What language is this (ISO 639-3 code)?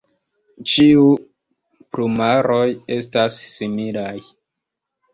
epo